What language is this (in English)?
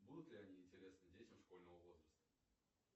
Russian